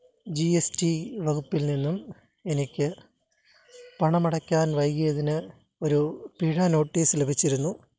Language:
Malayalam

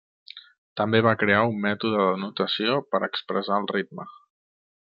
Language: Catalan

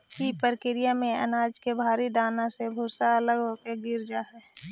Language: Magahi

